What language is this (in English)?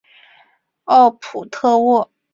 Chinese